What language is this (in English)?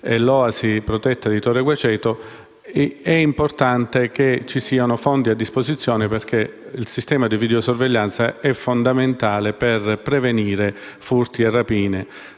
Italian